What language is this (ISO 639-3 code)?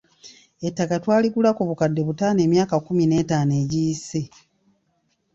lug